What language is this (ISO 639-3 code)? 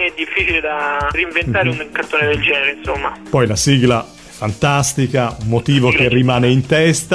ita